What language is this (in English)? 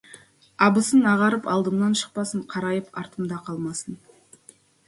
Kazakh